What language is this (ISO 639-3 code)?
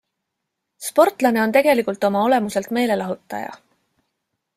est